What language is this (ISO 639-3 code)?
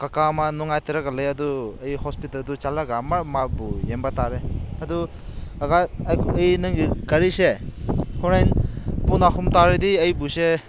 mni